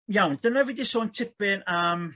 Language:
Welsh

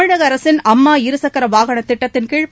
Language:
Tamil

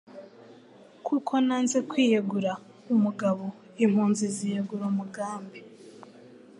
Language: Kinyarwanda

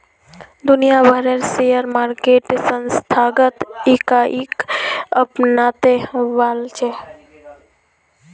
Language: Magahi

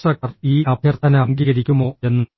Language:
Malayalam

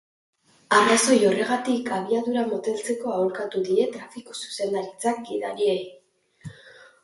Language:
Basque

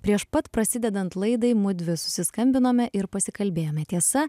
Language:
Lithuanian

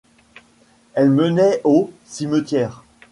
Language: French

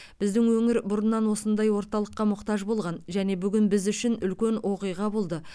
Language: Kazakh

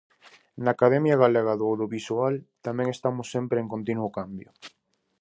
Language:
Galician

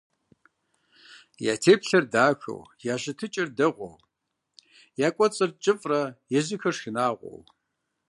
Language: Kabardian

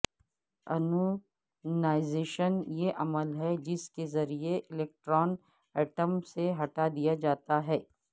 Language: Urdu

